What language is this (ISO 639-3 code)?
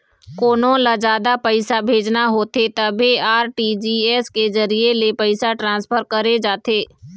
hne